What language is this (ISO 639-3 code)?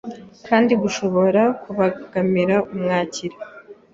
kin